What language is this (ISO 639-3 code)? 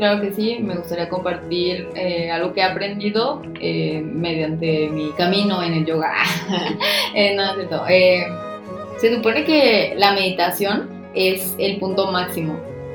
spa